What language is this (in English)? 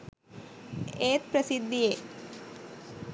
Sinhala